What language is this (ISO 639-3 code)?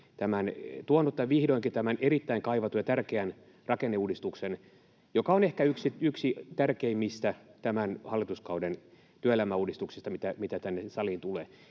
fin